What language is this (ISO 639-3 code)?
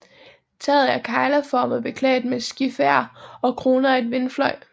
dan